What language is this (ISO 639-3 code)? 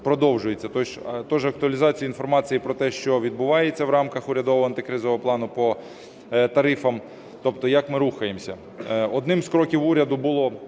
ukr